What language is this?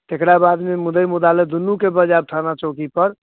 Maithili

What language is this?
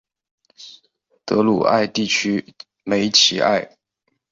Chinese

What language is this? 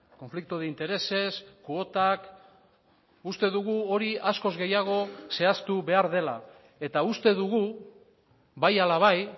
Basque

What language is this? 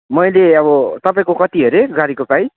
Nepali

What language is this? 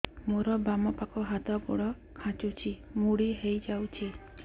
Odia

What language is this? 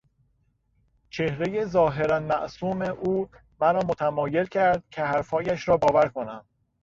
Persian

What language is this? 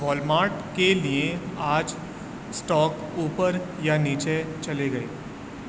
Urdu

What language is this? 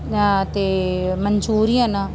Punjabi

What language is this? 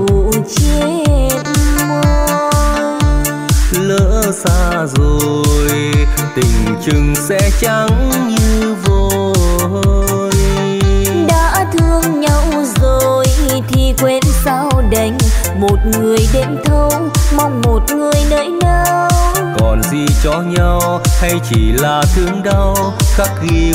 Vietnamese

